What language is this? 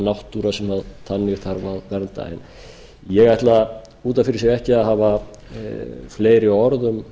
Icelandic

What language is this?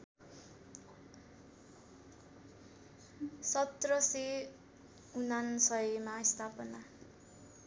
Nepali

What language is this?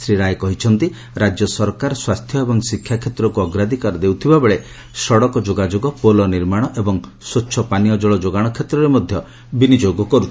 Odia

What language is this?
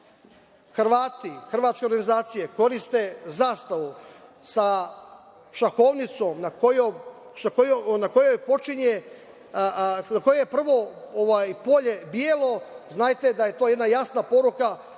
Serbian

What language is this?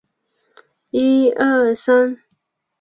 Chinese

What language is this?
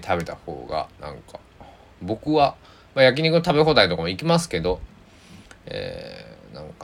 Japanese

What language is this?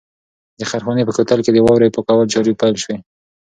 Pashto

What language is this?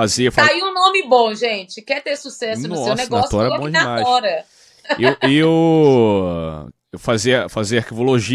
Portuguese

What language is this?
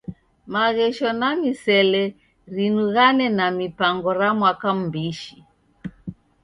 Taita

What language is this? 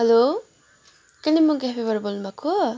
Nepali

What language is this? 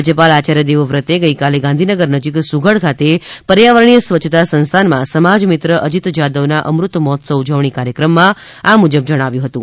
Gujarati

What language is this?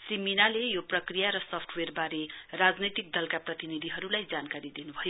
Nepali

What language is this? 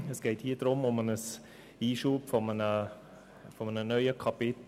Swiss German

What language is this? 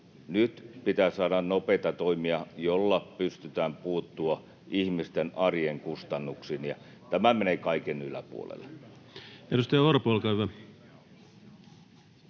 Finnish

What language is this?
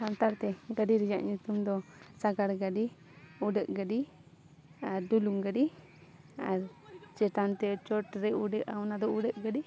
Santali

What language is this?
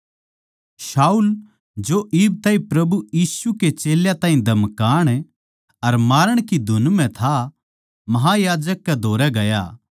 Haryanvi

